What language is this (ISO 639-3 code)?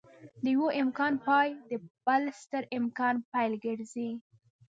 pus